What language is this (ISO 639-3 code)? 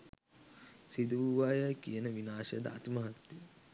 sin